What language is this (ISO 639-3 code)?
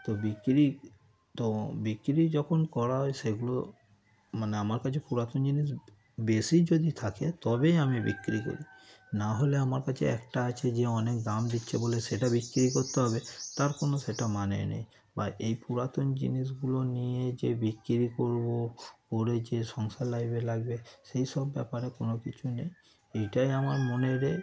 ben